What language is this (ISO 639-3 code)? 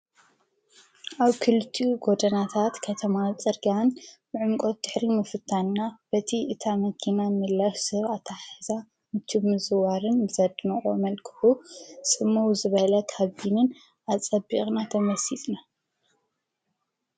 tir